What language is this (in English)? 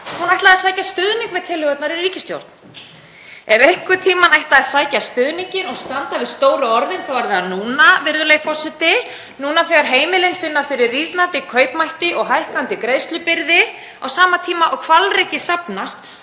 Icelandic